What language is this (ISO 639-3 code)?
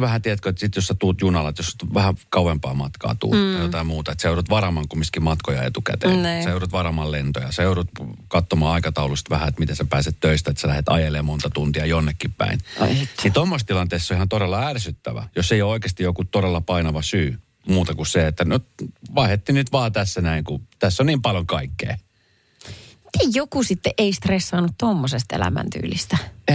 fin